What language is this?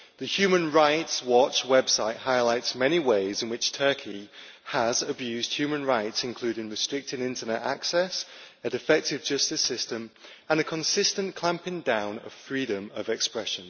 English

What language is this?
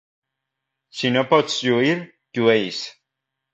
Catalan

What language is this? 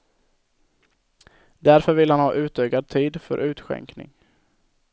Swedish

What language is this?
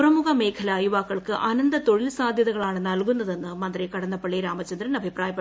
Malayalam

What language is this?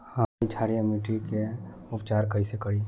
Bhojpuri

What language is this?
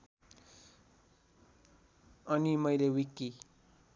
Nepali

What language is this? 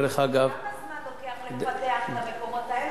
Hebrew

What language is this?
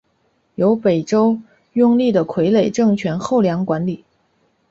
Chinese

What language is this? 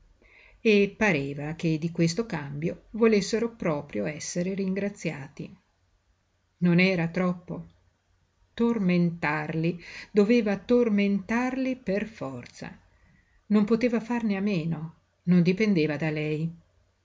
Italian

